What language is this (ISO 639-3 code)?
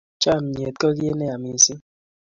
kln